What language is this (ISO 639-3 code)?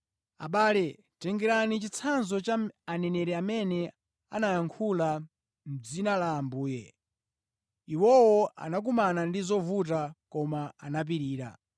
nya